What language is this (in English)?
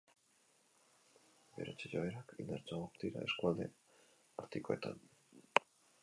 Basque